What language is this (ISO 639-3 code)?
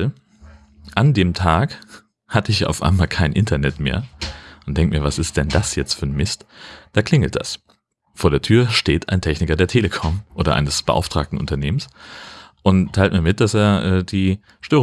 deu